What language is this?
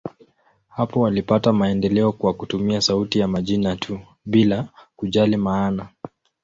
Swahili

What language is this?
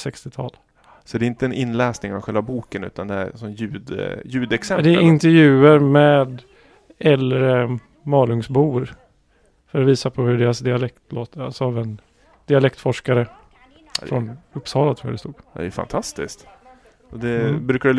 Swedish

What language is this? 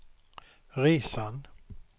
Swedish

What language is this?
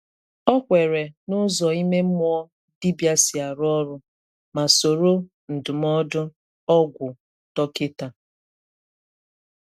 Igbo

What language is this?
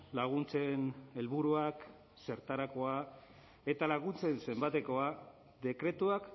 Basque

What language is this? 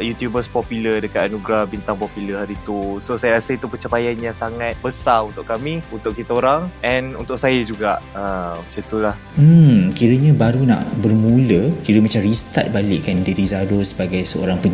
Malay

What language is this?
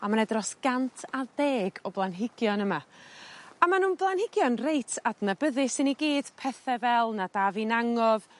Welsh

